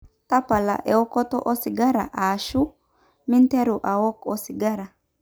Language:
Masai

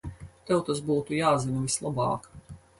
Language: Latvian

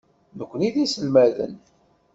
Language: Kabyle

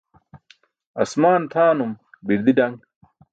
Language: Burushaski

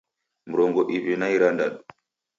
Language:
Taita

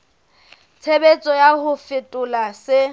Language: Southern Sotho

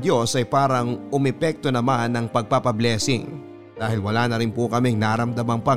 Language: Filipino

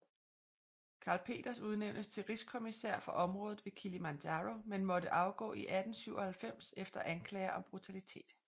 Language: Danish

